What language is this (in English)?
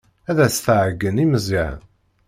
Kabyle